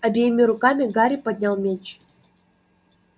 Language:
Russian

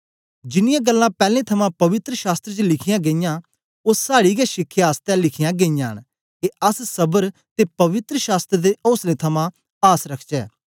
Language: Dogri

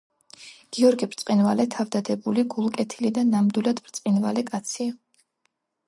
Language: Georgian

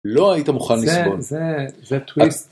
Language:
Hebrew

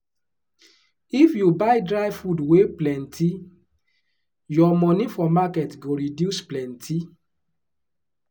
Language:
Nigerian Pidgin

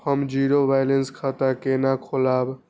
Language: Maithili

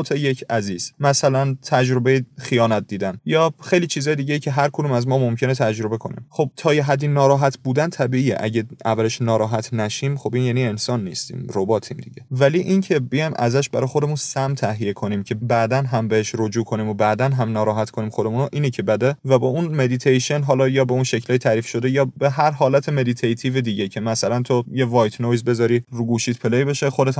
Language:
Persian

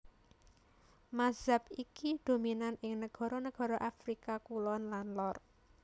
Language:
Javanese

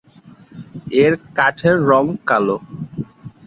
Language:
Bangla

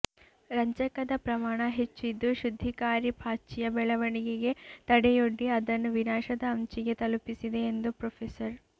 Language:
Kannada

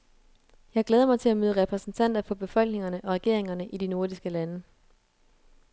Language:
Danish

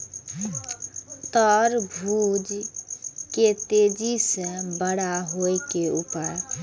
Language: Maithili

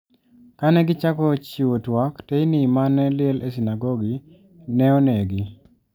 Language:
Luo (Kenya and Tanzania)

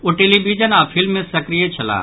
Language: Maithili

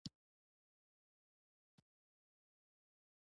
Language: Pashto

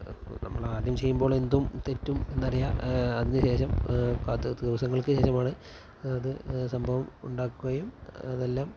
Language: Malayalam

